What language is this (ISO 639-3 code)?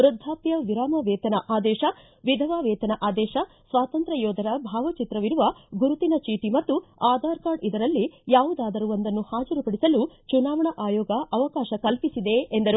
kan